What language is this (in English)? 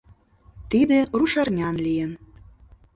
Mari